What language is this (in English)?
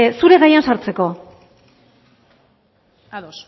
Basque